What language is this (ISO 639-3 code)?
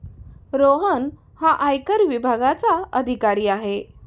mar